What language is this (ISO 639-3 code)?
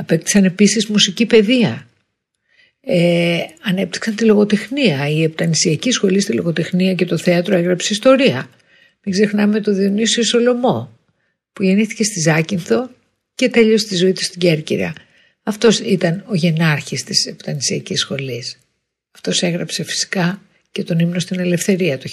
ell